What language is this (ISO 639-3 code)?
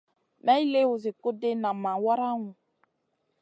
mcn